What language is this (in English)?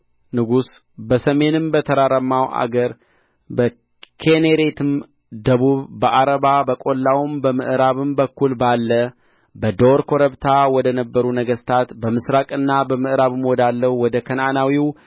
Amharic